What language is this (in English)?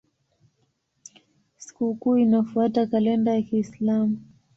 Swahili